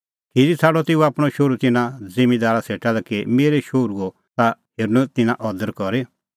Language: Kullu Pahari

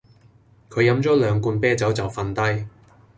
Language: Cantonese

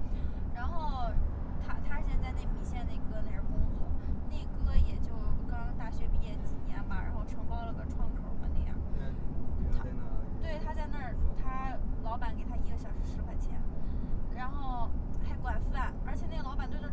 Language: Chinese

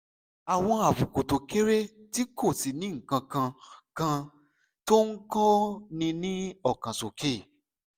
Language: Yoruba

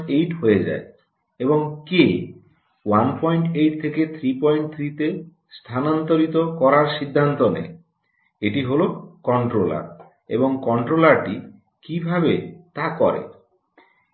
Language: Bangla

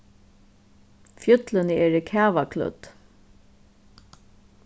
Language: Faroese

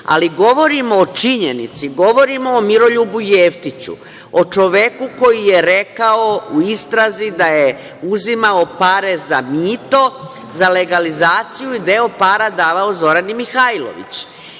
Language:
Serbian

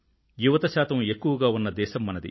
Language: Telugu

